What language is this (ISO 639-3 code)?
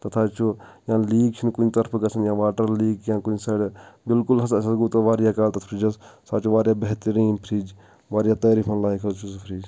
kas